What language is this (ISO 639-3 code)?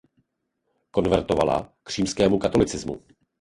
ces